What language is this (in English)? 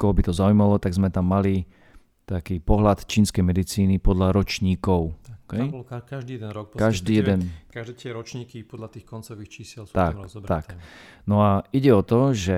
Slovak